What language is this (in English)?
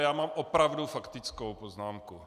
Czech